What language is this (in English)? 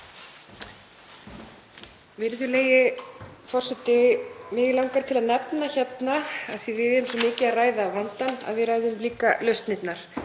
Icelandic